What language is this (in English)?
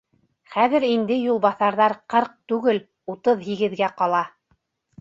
Bashkir